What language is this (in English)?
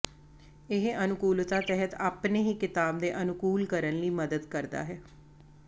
Punjabi